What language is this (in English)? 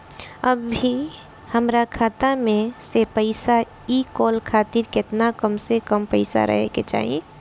Bhojpuri